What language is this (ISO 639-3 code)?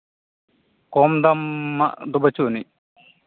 sat